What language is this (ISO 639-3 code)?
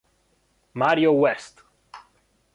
ita